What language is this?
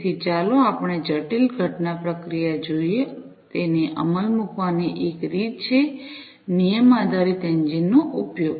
Gujarati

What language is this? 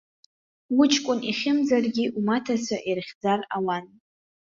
Abkhazian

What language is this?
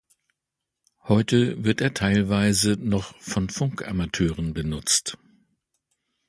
German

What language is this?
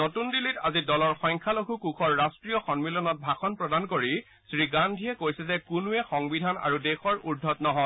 Assamese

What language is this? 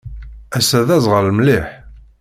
Kabyle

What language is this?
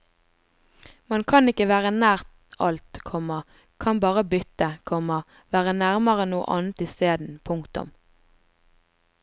Norwegian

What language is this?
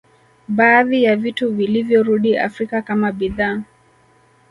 Swahili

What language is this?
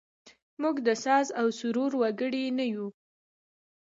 Pashto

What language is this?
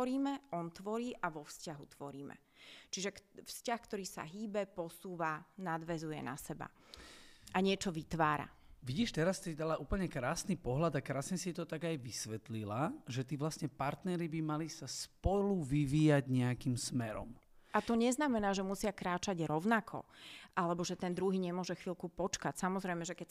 Slovak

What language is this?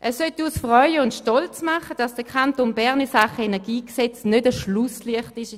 Swiss German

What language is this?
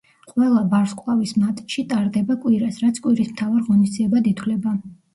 Georgian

